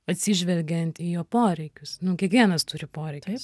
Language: Lithuanian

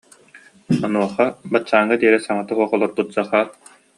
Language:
Yakut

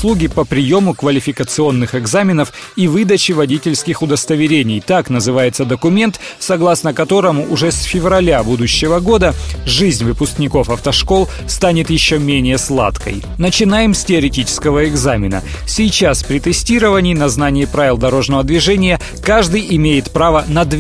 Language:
Russian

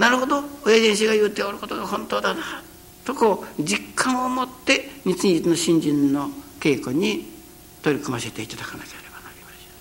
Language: Japanese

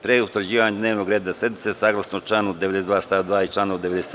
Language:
Serbian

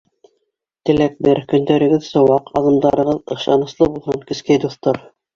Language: Bashkir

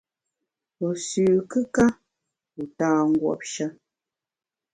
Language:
Bamun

